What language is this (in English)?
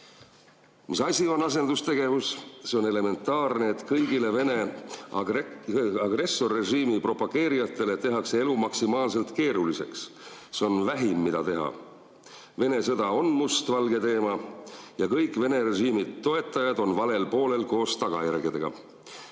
Estonian